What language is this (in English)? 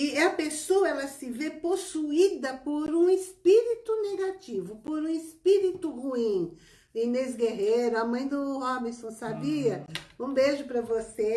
Portuguese